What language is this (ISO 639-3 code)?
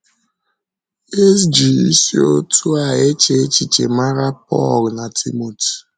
ibo